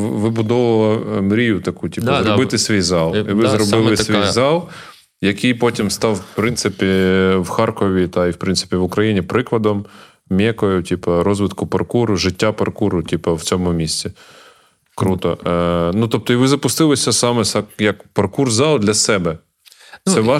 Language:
Ukrainian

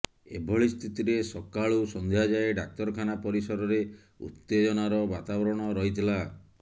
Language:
Odia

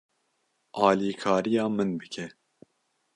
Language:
Kurdish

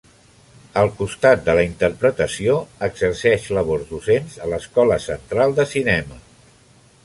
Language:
Catalan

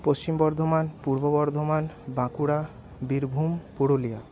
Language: Bangla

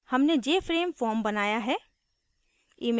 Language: Hindi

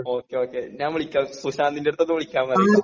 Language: Malayalam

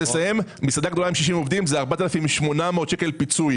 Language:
Hebrew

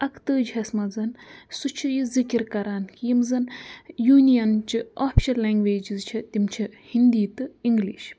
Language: Kashmiri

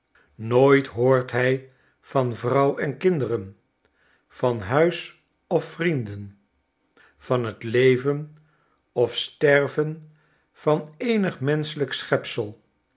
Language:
Dutch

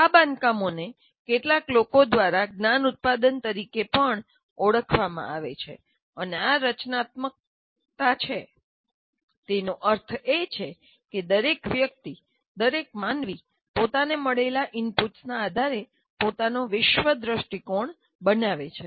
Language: Gujarati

